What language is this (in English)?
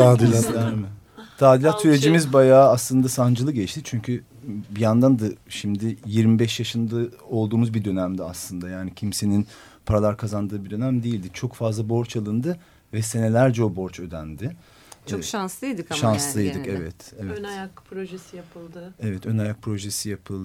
Turkish